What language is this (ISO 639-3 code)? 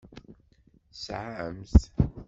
kab